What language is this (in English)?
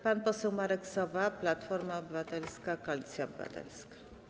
Polish